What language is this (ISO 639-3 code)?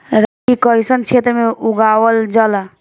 bho